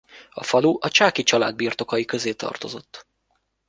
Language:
Hungarian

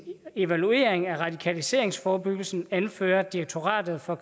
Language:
Danish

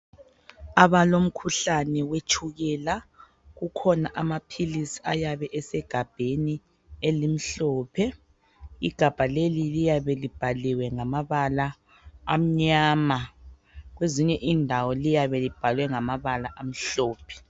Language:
North Ndebele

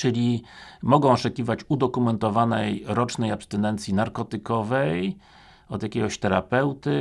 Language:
Polish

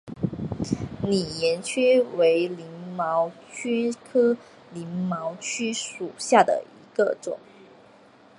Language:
Chinese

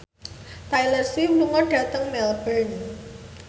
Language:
Javanese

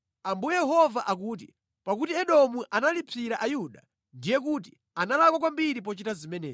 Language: Nyanja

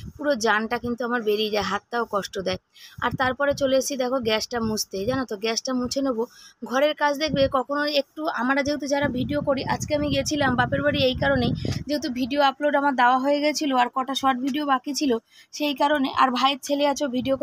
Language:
Bangla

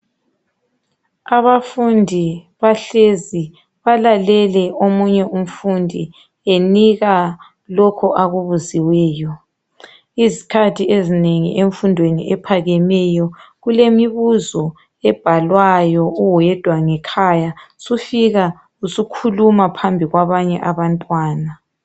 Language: North Ndebele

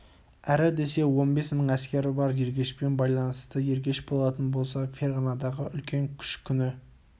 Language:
Kazakh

